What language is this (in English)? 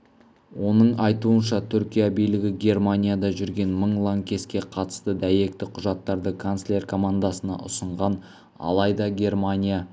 Kazakh